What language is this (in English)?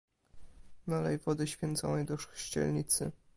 Polish